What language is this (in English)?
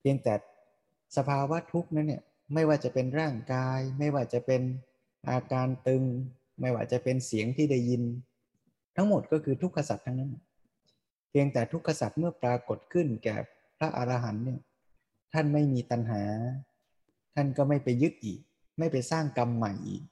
Thai